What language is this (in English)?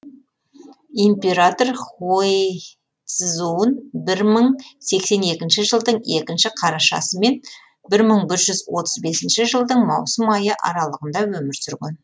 Kazakh